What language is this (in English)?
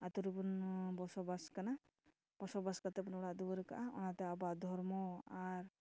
Santali